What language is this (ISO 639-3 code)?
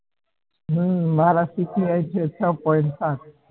guj